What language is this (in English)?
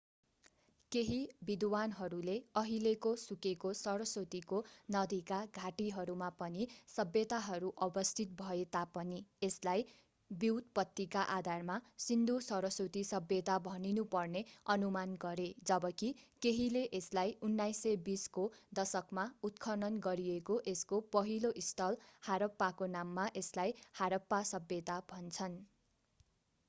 Nepali